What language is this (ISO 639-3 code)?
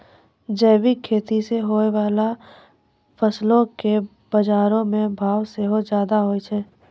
mai